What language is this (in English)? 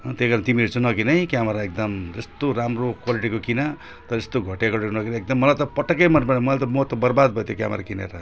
Nepali